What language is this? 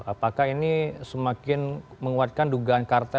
Indonesian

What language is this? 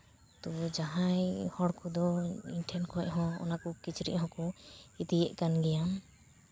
Santali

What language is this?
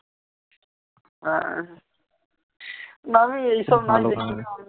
Bangla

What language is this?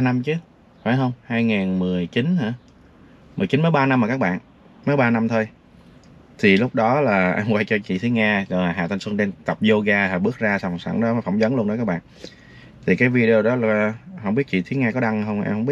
Vietnamese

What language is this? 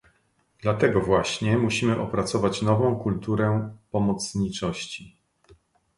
Polish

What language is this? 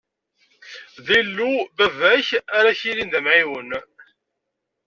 Kabyle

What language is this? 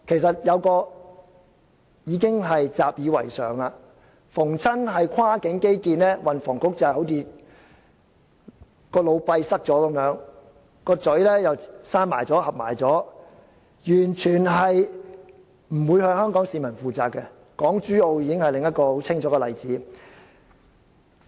Cantonese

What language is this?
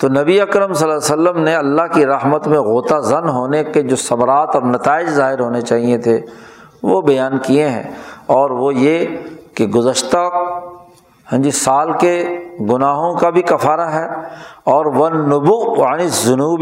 Urdu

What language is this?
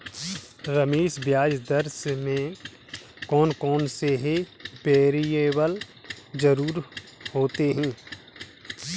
Hindi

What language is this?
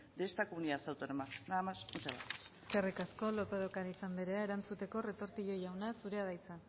Basque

